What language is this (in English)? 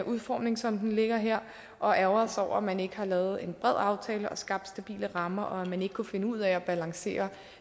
Danish